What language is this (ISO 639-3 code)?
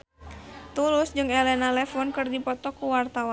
sun